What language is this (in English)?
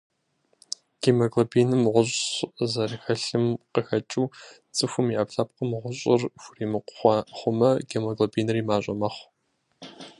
Kabardian